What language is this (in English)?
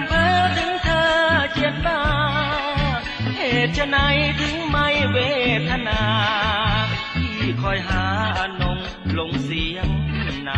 Thai